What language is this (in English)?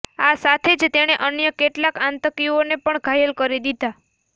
Gujarati